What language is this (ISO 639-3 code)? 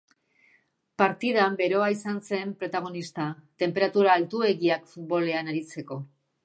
eus